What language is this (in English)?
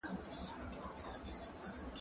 Pashto